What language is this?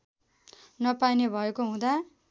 Nepali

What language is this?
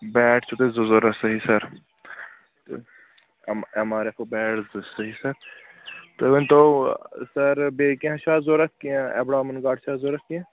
Kashmiri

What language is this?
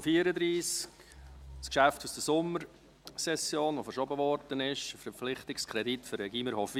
Swiss German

